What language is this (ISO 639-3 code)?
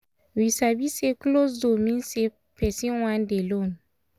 pcm